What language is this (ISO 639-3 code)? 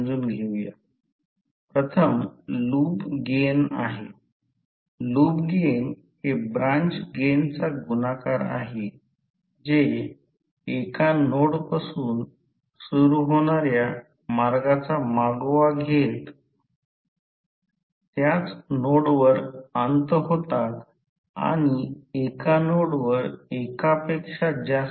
mar